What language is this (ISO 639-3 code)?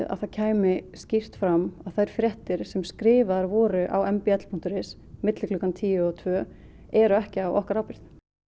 isl